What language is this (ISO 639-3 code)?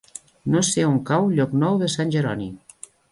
cat